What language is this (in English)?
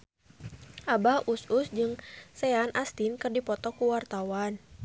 Sundanese